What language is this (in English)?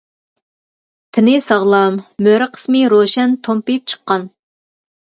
Uyghur